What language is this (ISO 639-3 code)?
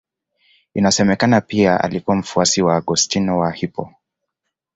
swa